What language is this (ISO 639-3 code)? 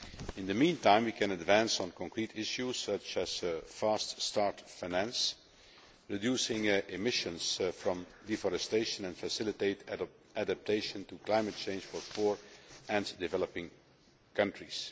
eng